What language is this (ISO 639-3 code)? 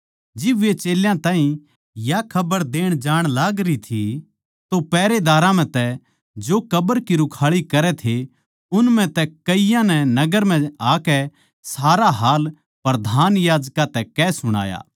bgc